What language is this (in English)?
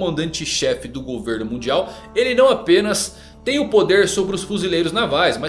Portuguese